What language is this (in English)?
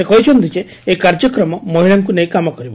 Odia